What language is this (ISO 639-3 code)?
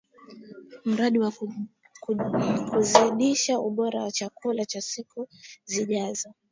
swa